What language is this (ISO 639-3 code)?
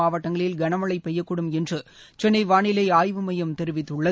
tam